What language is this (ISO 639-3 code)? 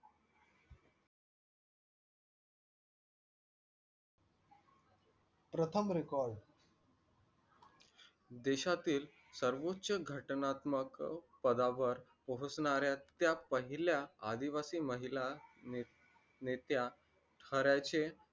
mar